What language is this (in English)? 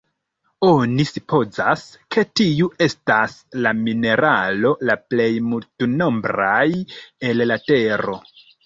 Esperanto